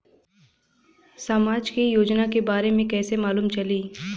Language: Bhojpuri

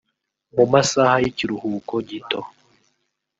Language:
Kinyarwanda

